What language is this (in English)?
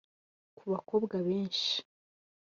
Kinyarwanda